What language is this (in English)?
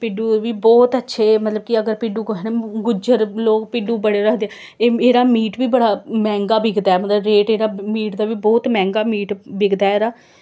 Dogri